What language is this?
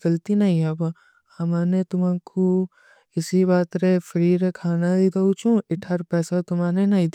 Kui (India)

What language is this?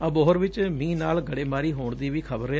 Punjabi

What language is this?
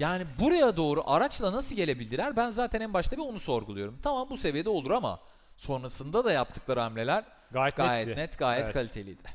Turkish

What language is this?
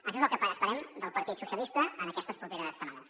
Catalan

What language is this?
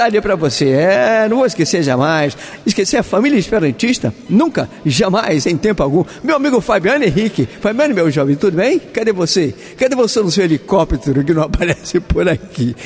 Portuguese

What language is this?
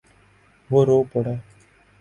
Urdu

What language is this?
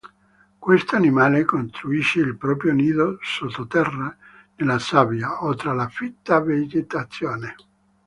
Italian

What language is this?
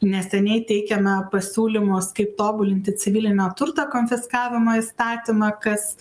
Lithuanian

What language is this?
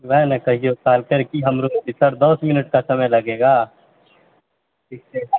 Maithili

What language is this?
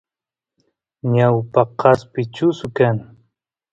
Santiago del Estero Quichua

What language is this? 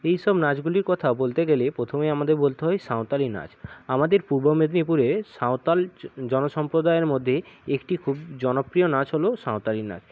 Bangla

